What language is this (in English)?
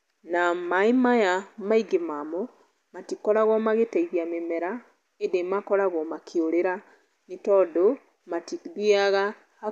Kikuyu